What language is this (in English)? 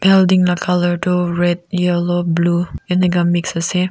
Naga Pidgin